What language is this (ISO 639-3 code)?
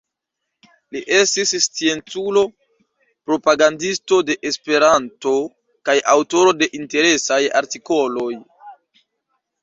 epo